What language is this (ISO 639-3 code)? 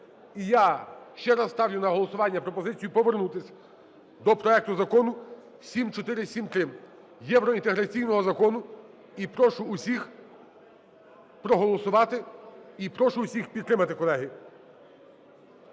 ukr